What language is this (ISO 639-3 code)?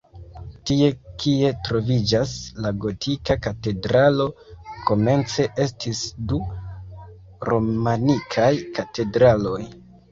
epo